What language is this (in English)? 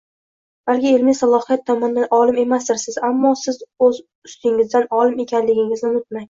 Uzbek